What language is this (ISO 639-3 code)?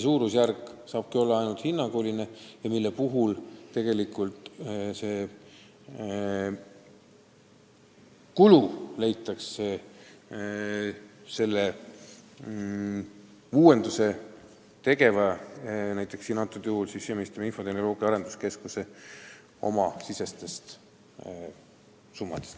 est